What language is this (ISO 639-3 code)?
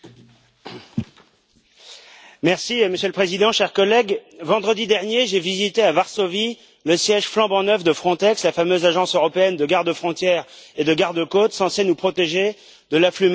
fra